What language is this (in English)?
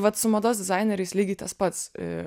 Lithuanian